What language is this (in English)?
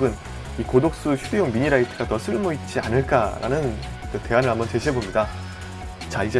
Korean